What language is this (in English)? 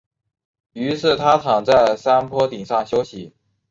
Chinese